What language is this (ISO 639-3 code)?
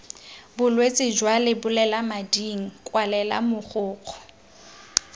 tsn